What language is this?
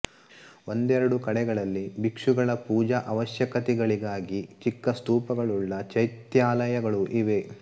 Kannada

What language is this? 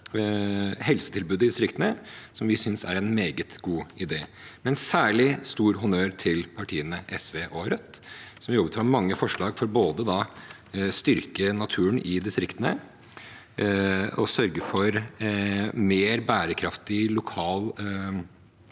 Norwegian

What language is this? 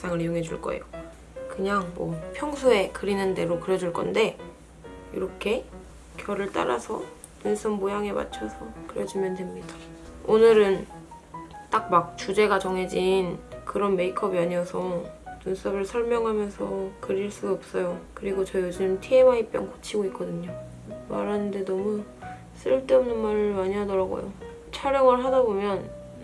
Korean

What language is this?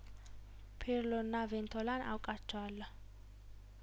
Amharic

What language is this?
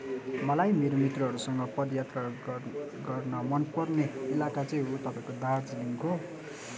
Nepali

